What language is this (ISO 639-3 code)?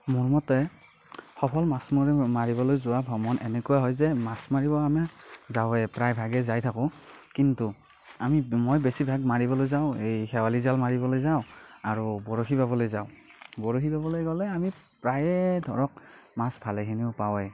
asm